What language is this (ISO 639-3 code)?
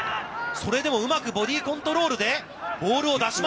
jpn